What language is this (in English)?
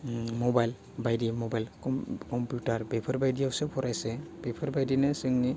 Bodo